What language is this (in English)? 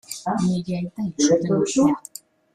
Basque